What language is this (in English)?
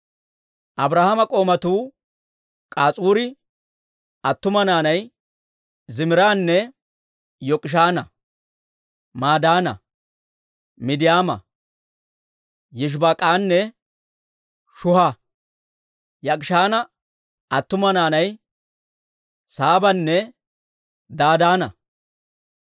Dawro